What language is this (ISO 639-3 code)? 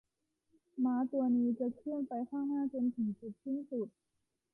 tha